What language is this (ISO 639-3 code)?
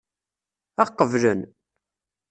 kab